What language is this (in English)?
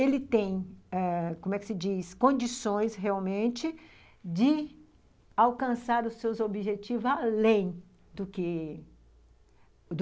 Portuguese